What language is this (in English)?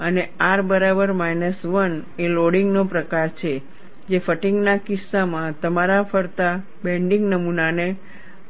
Gujarati